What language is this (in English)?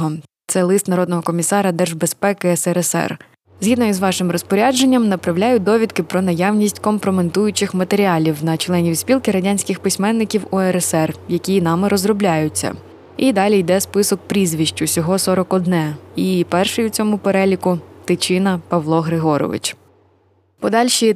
Ukrainian